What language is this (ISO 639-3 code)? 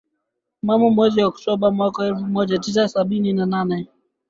swa